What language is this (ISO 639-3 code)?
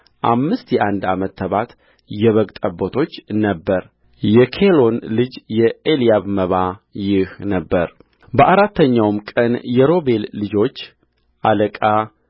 amh